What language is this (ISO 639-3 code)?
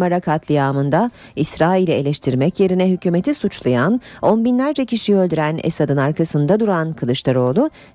tur